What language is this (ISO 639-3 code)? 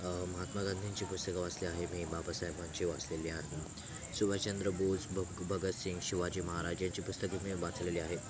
mar